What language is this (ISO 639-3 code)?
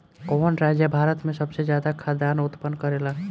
bho